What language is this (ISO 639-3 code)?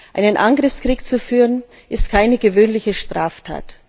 deu